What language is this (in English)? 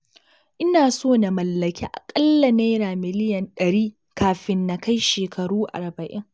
Hausa